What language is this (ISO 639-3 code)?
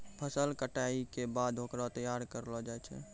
mai